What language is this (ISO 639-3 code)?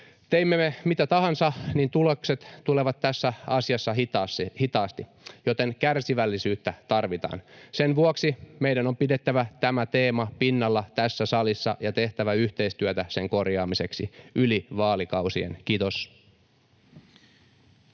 fin